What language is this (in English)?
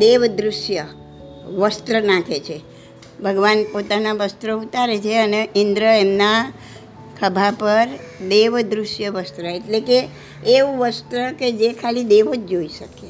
Gujarati